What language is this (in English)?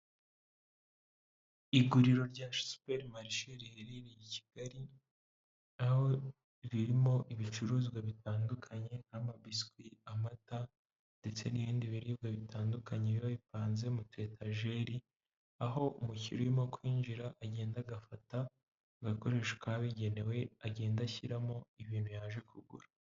Kinyarwanda